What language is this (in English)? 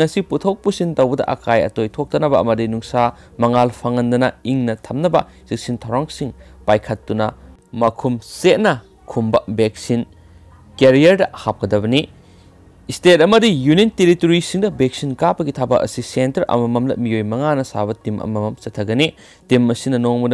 Korean